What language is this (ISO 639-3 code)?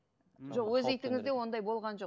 kaz